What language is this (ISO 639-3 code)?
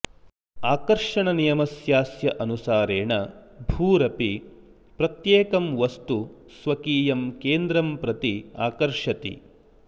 san